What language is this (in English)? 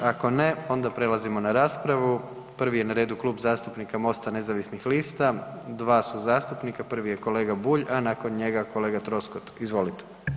Croatian